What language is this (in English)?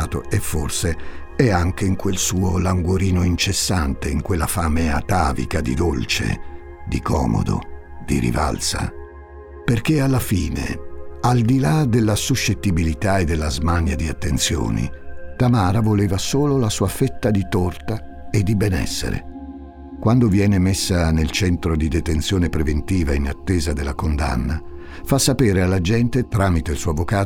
Italian